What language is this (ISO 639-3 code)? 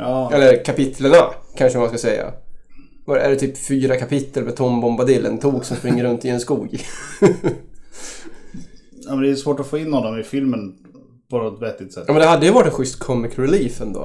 swe